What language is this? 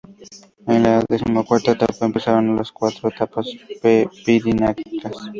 Spanish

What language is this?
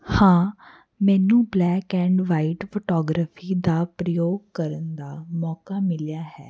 Punjabi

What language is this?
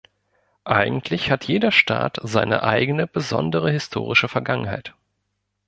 German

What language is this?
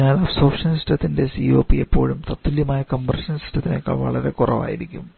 Malayalam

